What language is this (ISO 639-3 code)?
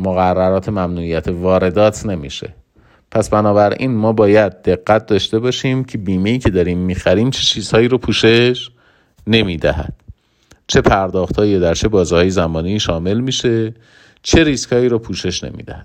fas